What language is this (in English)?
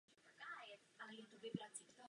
Czech